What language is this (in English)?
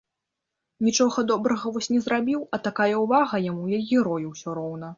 Belarusian